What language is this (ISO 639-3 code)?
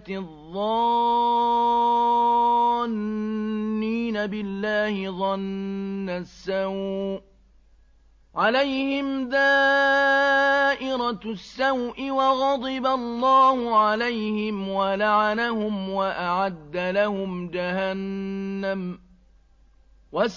ara